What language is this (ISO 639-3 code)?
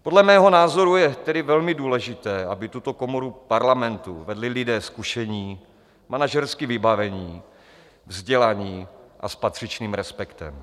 ces